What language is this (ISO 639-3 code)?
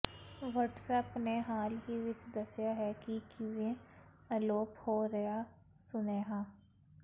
pan